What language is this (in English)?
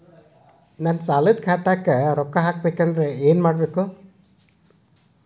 Kannada